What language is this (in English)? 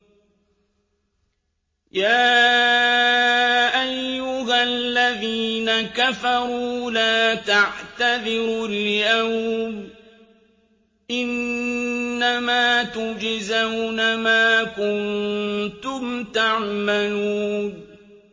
Arabic